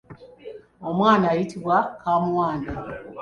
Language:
Ganda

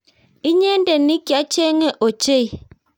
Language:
Kalenjin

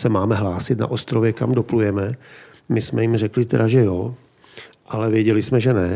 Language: Czech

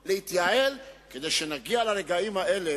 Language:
Hebrew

